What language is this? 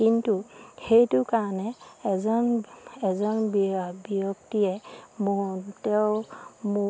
Assamese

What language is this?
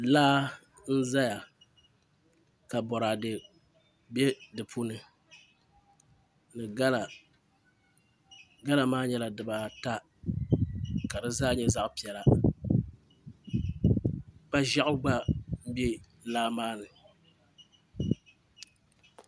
Dagbani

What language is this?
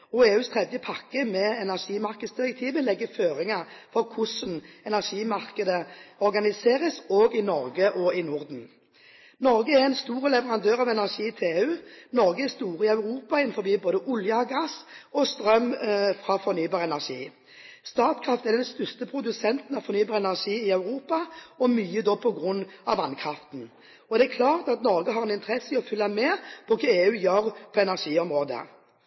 Norwegian Bokmål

